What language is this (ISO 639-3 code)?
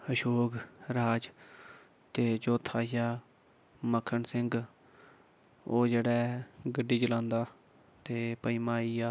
doi